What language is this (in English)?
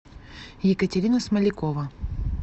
Russian